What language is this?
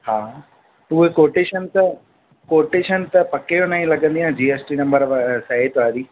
Sindhi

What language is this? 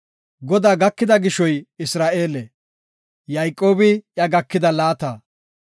Gofa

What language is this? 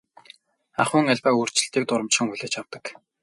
Mongolian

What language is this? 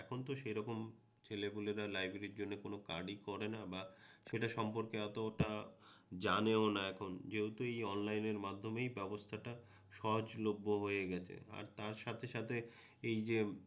Bangla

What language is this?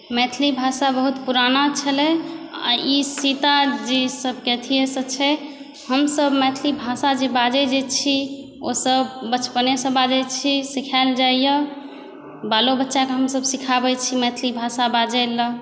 Maithili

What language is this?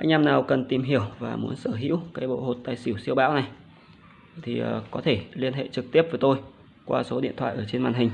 Vietnamese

